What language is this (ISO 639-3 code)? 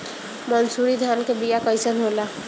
bho